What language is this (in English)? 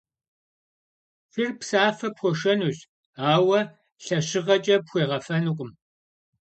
Kabardian